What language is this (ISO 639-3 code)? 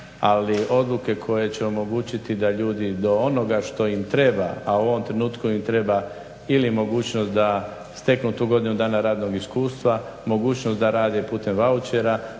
hrv